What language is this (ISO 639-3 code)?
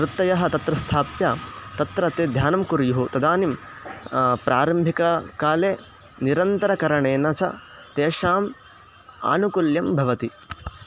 san